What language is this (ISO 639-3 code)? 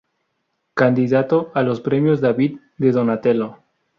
spa